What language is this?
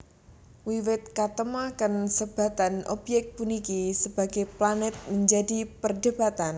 Javanese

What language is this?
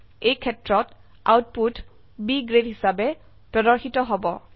Assamese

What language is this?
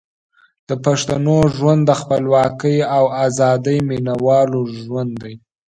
Pashto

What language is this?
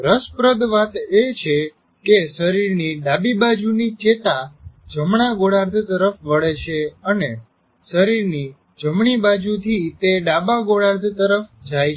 Gujarati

